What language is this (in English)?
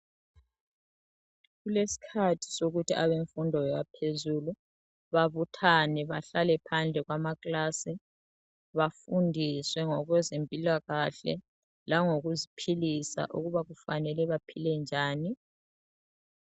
North Ndebele